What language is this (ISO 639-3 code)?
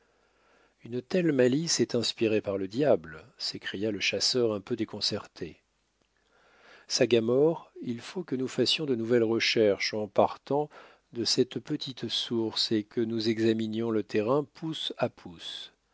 fra